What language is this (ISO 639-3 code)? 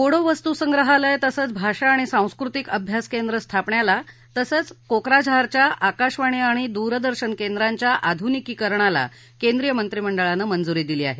mar